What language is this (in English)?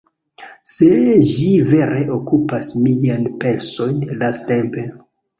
Esperanto